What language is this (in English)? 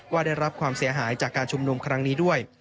Thai